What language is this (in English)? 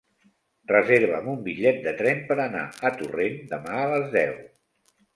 Catalan